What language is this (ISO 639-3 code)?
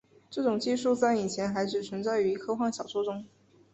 zho